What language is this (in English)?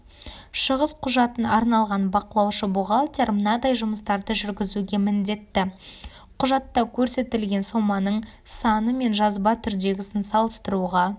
Kazakh